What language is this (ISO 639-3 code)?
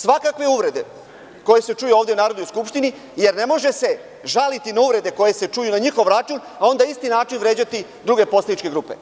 srp